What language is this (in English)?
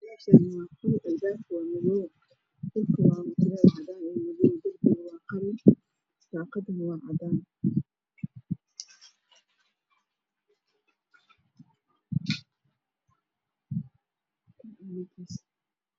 Somali